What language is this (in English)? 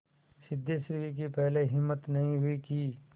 Hindi